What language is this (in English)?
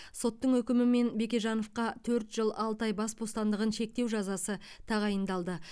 Kazakh